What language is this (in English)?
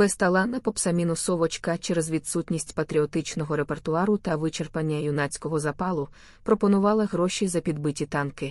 Ukrainian